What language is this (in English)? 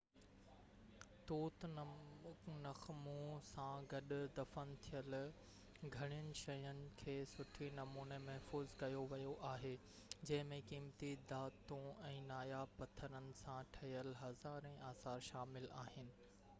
Sindhi